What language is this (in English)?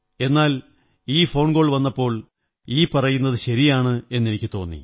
Malayalam